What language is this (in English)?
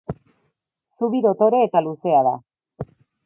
Basque